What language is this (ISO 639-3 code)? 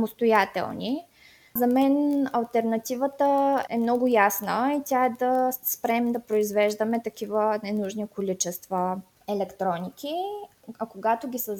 bul